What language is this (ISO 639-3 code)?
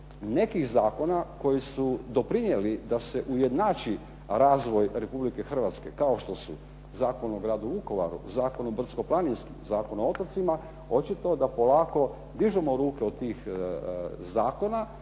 hrv